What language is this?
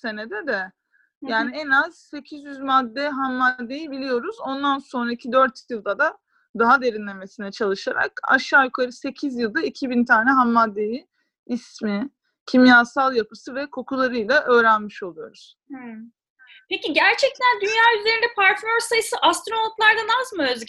Turkish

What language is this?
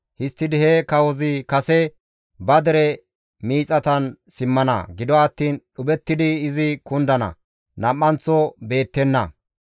Gamo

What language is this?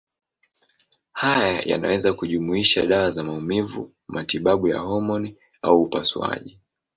Swahili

